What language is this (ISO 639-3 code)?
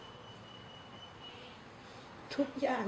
tha